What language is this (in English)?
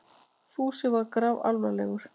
Icelandic